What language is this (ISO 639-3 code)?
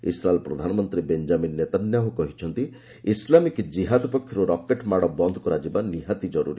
ori